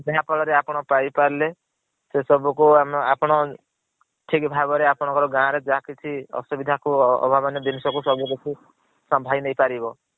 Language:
Odia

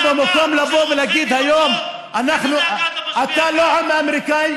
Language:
Hebrew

